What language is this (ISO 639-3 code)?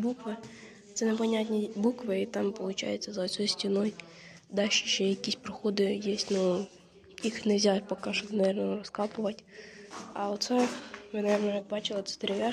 rus